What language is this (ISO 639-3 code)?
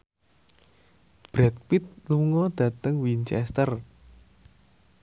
jav